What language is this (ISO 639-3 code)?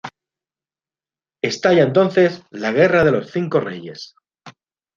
spa